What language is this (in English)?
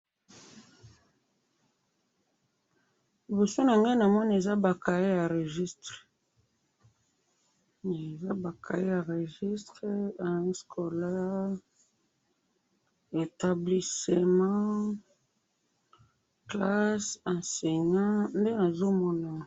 Lingala